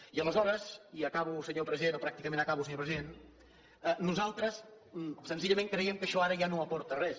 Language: Catalan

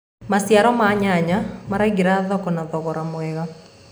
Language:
Kikuyu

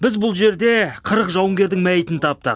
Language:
Kazakh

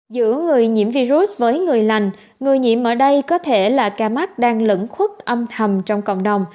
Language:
Vietnamese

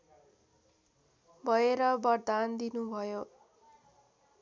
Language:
Nepali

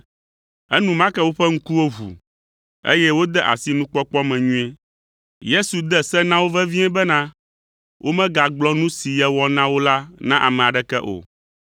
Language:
Ewe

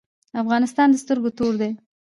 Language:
Pashto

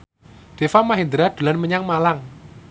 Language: Javanese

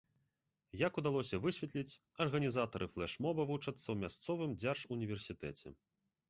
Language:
Belarusian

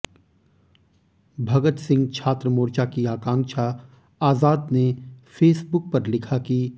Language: Hindi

